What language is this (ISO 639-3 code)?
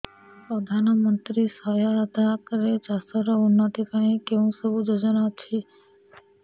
ori